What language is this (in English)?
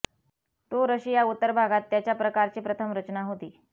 Marathi